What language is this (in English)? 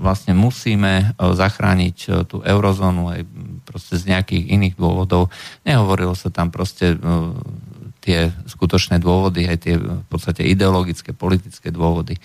Slovak